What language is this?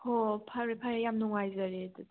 Manipuri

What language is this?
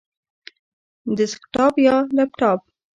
Pashto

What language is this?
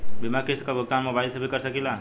Bhojpuri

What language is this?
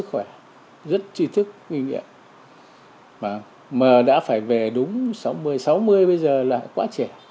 Vietnamese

